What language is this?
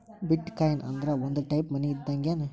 Kannada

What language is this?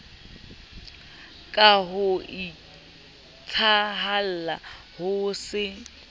Southern Sotho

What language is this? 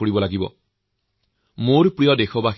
Assamese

